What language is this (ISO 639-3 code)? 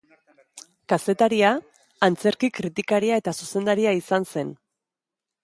eus